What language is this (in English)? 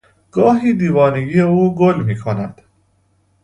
Persian